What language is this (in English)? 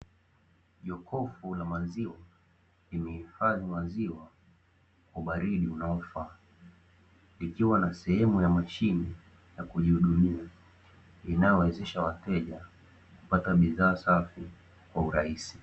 Swahili